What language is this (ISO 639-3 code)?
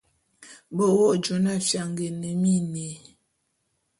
bum